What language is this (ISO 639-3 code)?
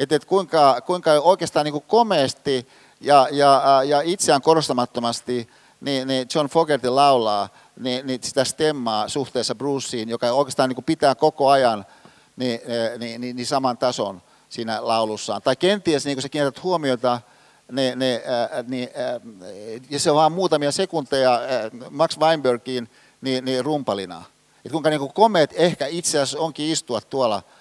fin